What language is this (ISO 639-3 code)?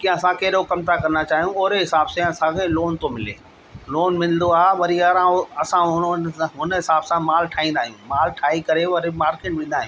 snd